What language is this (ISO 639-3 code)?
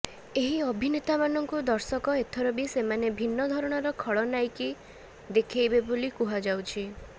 ori